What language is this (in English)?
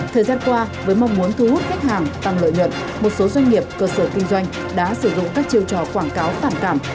Vietnamese